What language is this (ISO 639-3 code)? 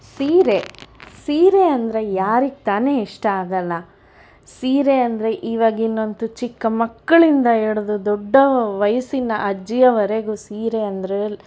kan